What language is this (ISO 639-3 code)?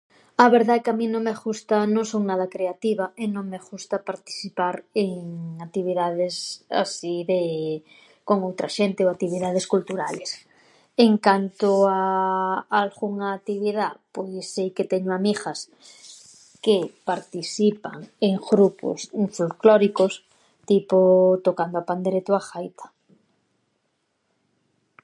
glg